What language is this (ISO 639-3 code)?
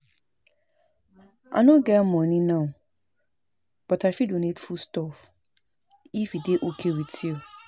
pcm